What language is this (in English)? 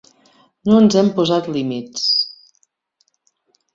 Catalan